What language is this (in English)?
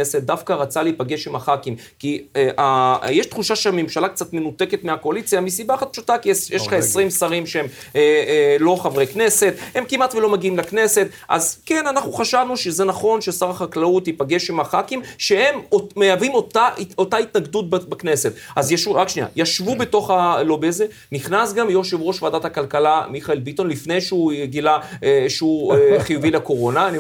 Hebrew